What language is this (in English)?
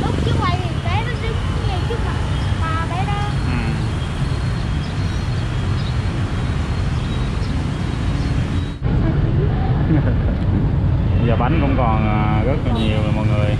Vietnamese